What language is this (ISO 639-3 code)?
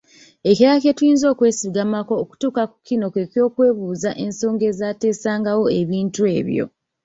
lug